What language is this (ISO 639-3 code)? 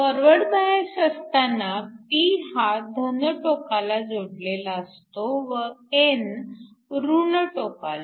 mar